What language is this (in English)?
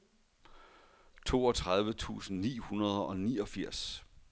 Danish